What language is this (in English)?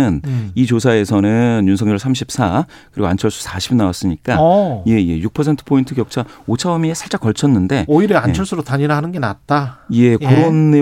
Korean